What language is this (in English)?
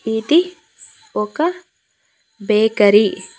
Telugu